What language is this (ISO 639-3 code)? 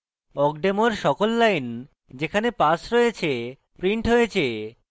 ben